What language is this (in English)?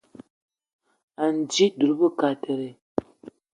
Eton (Cameroon)